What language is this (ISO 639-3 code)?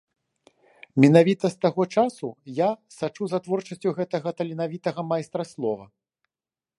bel